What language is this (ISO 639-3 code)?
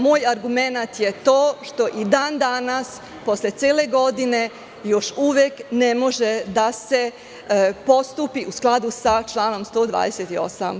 srp